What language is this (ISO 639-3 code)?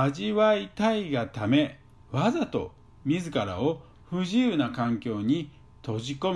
jpn